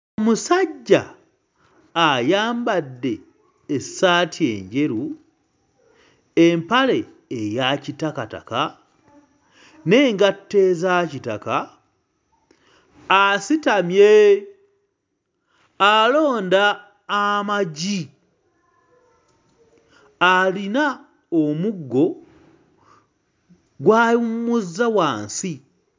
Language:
Ganda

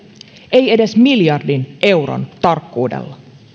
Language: Finnish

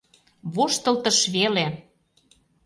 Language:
Mari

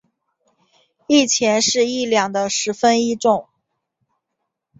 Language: Chinese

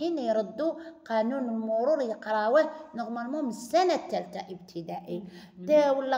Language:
Arabic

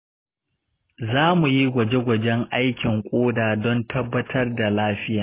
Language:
Hausa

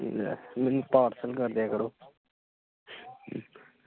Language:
Punjabi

